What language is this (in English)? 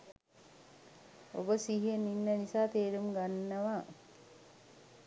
Sinhala